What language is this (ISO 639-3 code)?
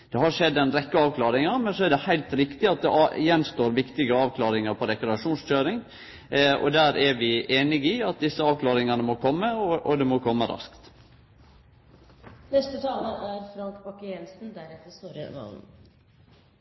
nor